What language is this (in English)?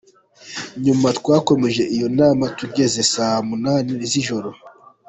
Kinyarwanda